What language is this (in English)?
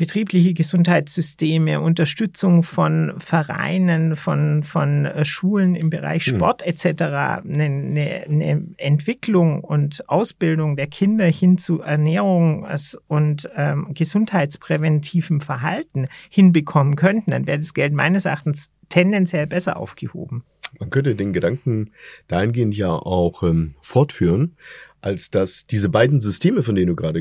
German